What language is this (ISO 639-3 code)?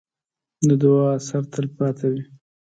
pus